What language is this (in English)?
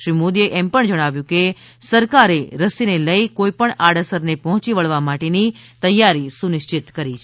Gujarati